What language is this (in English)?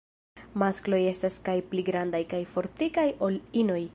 Esperanto